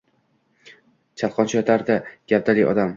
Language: Uzbek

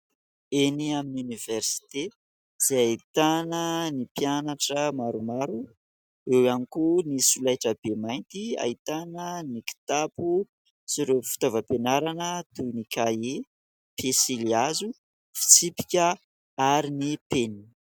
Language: Malagasy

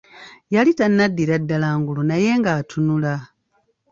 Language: Ganda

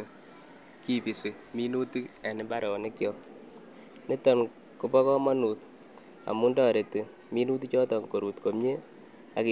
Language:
Kalenjin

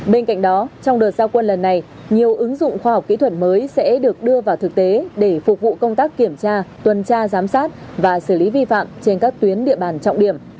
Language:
Vietnamese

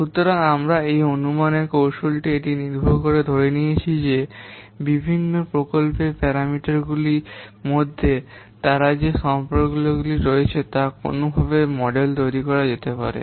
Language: Bangla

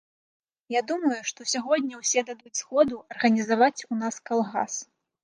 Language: Belarusian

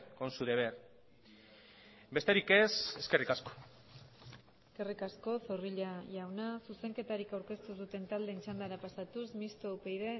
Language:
Basque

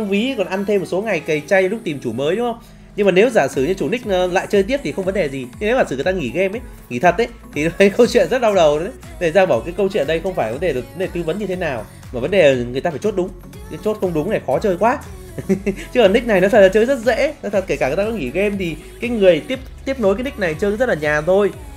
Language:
Vietnamese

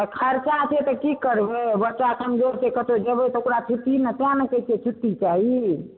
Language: Maithili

